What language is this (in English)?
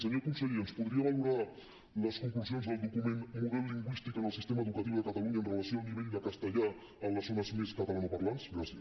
Catalan